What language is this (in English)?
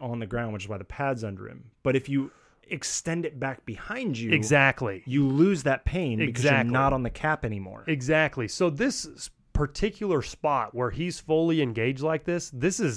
English